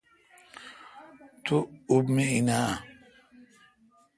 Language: Kalkoti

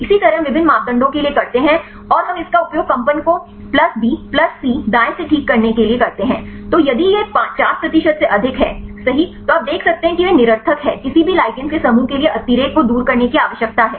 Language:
Hindi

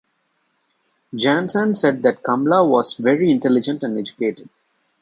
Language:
English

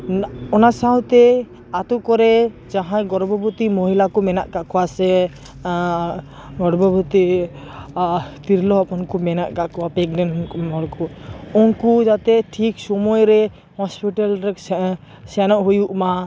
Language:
Santali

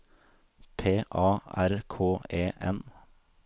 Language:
Norwegian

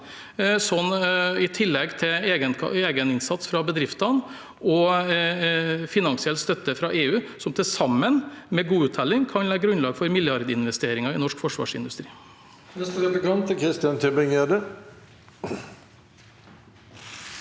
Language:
Norwegian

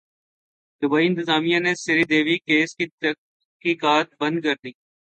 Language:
Urdu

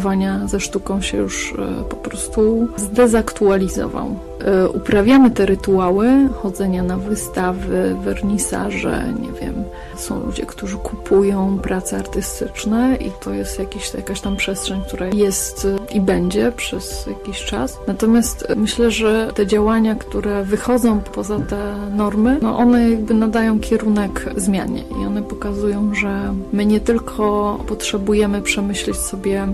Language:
Polish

